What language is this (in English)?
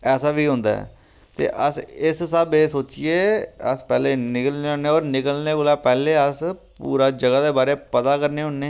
Dogri